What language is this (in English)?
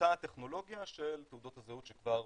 Hebrew